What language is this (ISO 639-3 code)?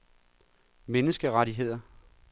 dan